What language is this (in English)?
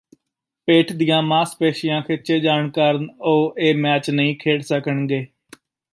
Punjabi